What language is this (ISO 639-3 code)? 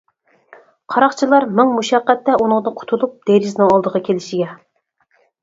uig